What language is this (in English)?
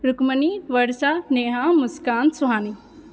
Maithili